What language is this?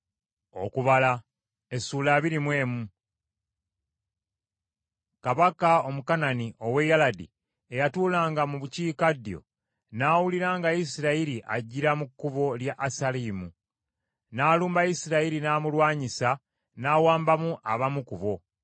Ganda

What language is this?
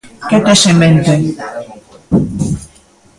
Galician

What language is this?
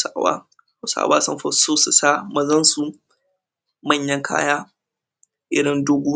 Hausa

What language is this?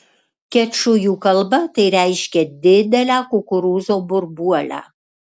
Lithuanian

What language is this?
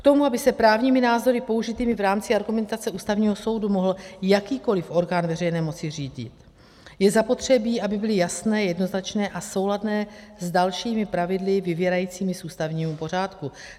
Czech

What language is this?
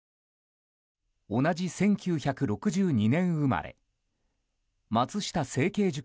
Japanese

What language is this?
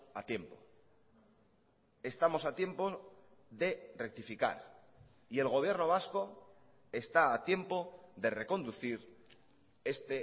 Spanish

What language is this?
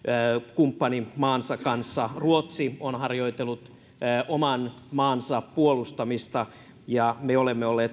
Finnish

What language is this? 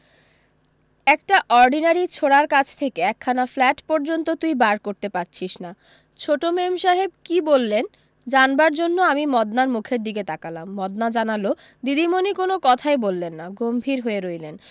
Bangla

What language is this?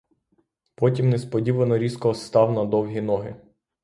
Ukrainian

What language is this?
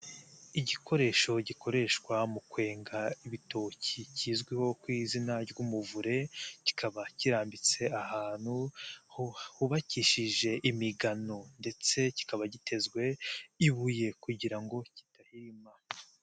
Kinyarwanda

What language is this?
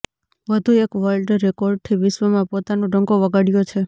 Gujarati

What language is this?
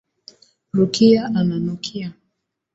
Swahili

